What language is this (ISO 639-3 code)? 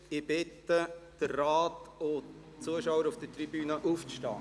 gsw